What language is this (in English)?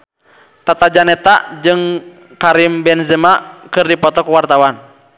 Sundanese